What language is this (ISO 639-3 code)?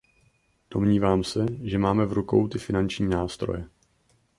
ces